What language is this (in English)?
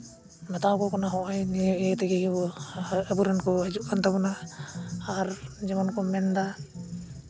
Santali